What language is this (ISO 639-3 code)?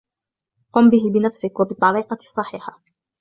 ara